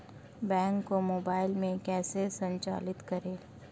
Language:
Hindi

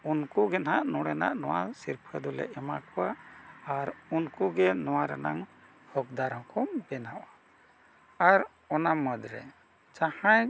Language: Santali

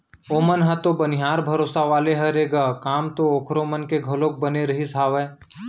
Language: Chhattisgarhi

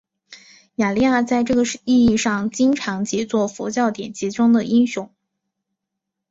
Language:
Chinese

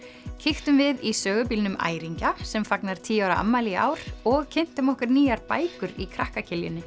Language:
Icelandic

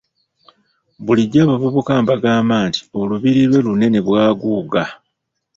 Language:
Ganda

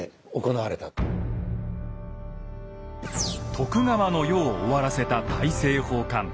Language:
Japanese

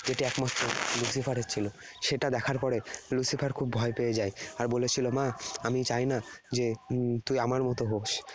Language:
Bangla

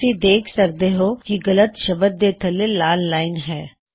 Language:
Punjabi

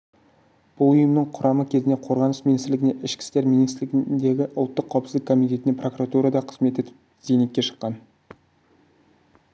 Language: Kazakh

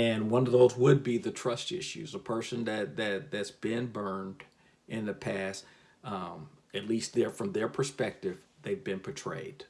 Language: English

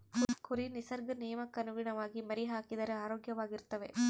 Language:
Kannada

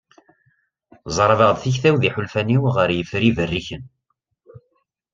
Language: Kabyle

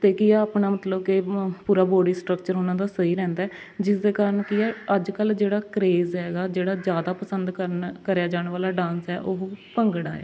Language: Punjabi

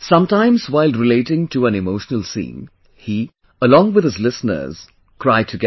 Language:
English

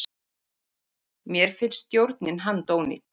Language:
Icelandic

